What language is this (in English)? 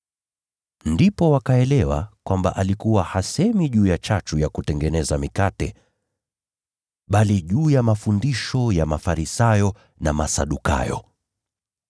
Swahili